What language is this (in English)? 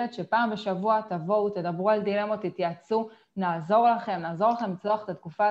Hebrew